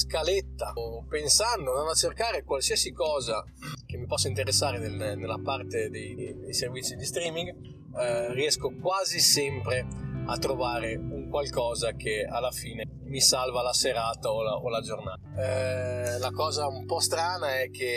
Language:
Italian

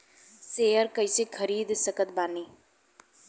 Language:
Bhojpuri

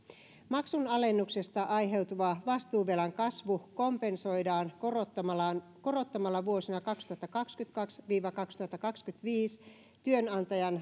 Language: Finnish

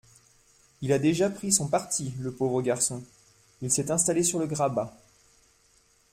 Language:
French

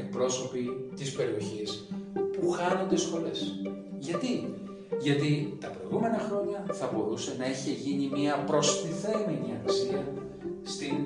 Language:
Greek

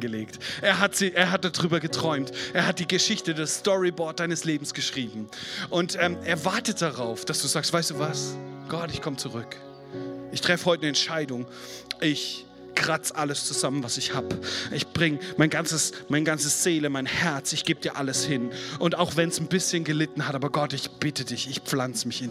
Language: German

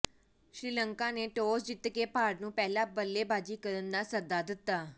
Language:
Punjabi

